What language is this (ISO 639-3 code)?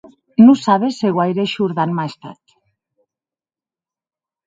oci